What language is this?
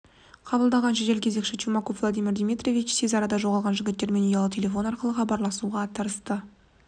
Kazakh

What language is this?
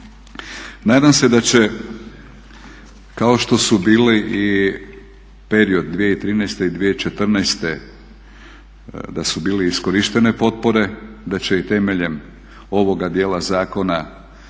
Croatian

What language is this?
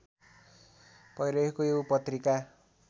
Nepali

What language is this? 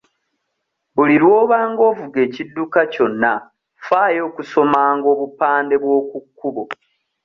Ganda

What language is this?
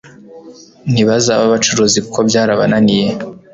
Kinyarwanda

